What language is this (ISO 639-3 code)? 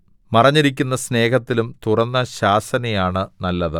mal